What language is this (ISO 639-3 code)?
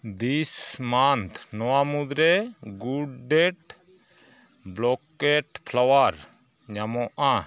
sat